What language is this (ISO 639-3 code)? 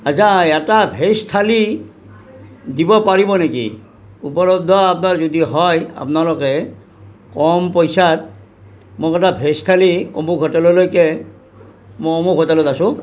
asm